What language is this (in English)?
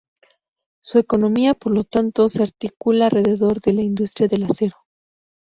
Spanish